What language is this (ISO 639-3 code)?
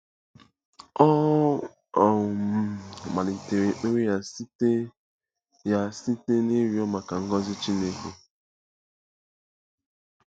ibo